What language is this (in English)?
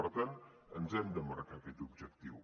Catalan